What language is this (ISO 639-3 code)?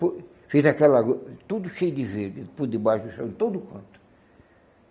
por